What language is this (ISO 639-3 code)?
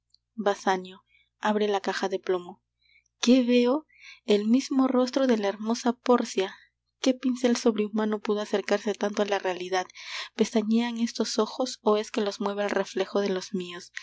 spa